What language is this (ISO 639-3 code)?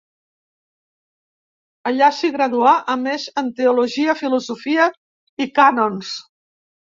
cat